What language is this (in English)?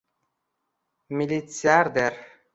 Uzbek